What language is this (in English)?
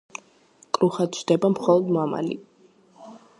Georgian